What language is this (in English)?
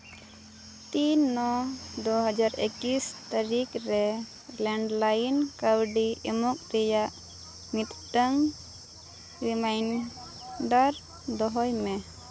Santali